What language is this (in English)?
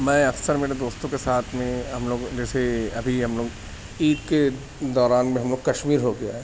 Urdu